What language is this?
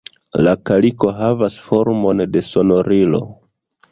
Esperanto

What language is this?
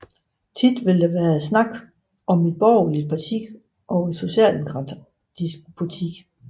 Danish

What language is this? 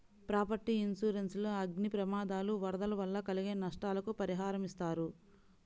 Telugu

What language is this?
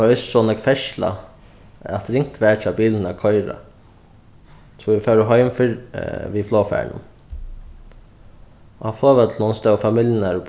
Faroese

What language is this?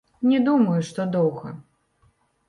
Belarusian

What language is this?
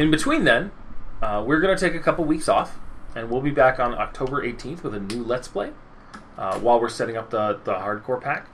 English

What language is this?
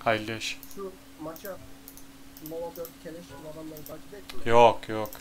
Turkish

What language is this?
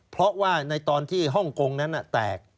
Thai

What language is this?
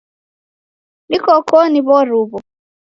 Taita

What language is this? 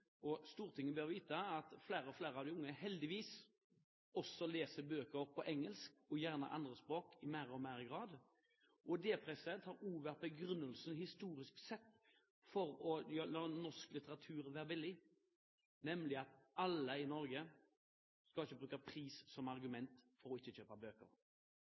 Norwegian Bokmål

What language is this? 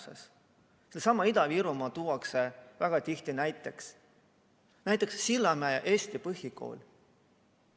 Estonian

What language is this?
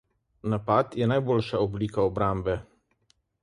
Slovenian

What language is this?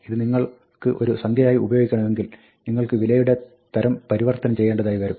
Malayalam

